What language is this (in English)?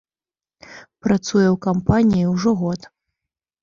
Belarusian